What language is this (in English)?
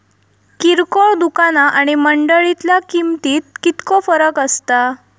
Marathi